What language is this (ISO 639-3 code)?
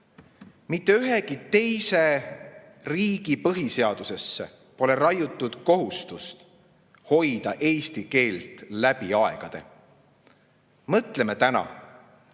est